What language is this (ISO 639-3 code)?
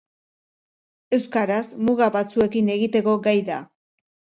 eus